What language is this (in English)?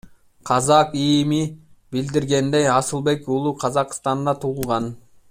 Kyrgyz